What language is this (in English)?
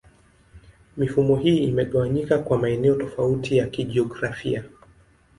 Swahili